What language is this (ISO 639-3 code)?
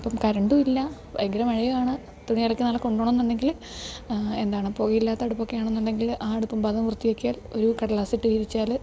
mal